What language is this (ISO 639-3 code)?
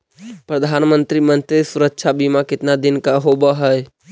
mag